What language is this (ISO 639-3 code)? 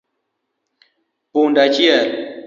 luo